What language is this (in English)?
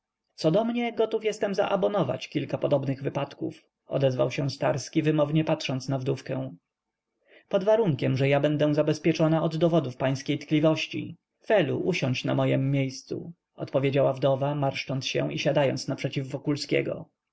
Polish